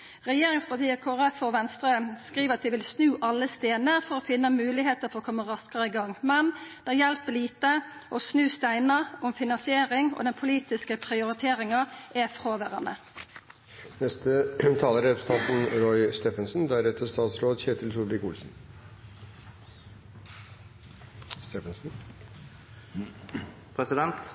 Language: Norwegian Nynorsk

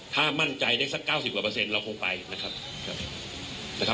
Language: Thai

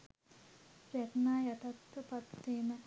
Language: Sinhala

